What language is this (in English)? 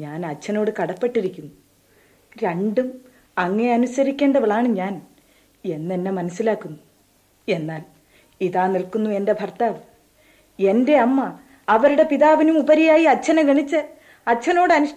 Malayalam